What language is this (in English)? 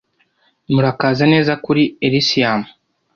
Kinyarwanda